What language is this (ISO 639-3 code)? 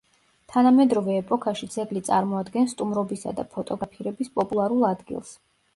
kat